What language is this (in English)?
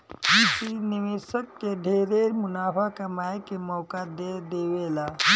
Bhojpuri